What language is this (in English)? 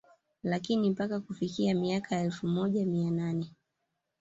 Swahili